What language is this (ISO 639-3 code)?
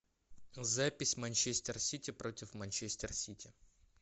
rus